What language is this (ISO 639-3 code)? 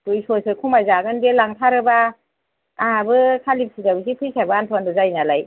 brx